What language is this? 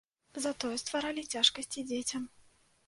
Belarusian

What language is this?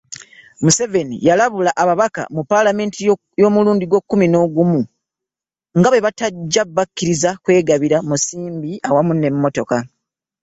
Ganda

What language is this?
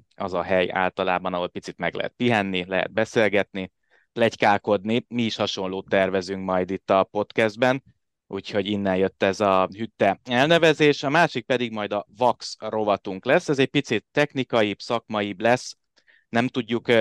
Hungarian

